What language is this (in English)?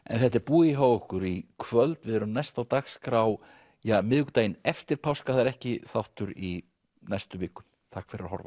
Icelandic